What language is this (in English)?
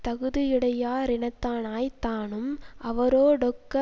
Tamil